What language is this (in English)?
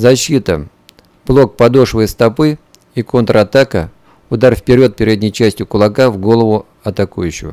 Russian